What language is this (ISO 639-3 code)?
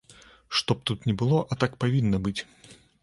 bel